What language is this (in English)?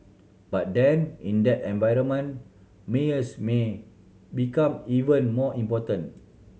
English